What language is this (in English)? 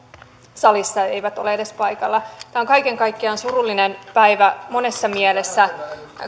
Finnish